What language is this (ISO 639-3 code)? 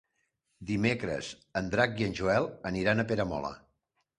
cat